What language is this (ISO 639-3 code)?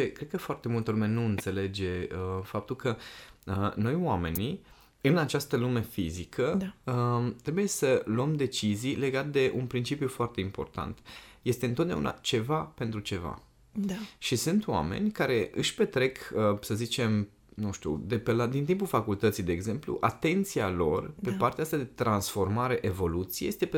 ron